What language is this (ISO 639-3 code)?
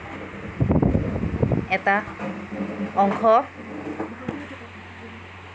asm